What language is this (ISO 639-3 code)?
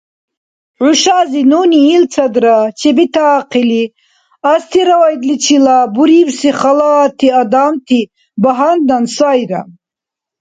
dar